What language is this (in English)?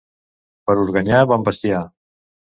Catalan